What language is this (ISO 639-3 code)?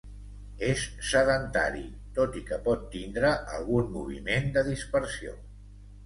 cat